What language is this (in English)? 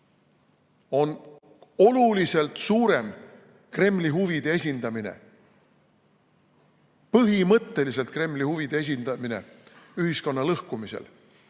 Estonian